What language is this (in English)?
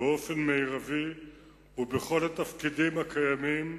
Hebrew